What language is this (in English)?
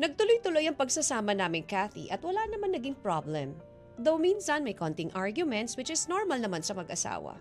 Filipino